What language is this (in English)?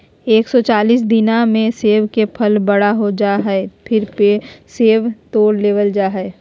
Magahi